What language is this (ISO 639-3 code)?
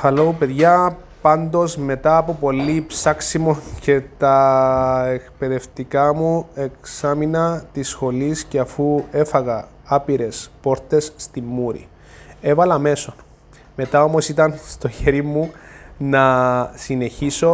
ell